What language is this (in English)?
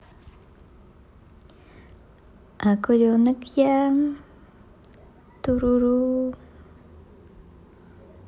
Russian